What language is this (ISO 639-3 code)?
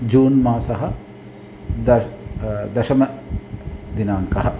san